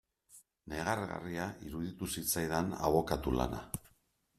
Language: Basque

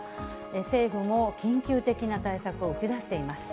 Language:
Japanese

